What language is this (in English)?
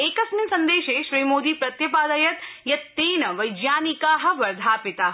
Sanskrit